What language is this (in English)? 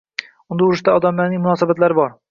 Uzbek